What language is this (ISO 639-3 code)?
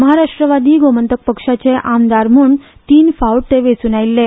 kok